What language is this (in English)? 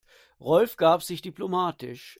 German